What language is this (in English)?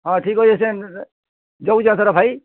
Odia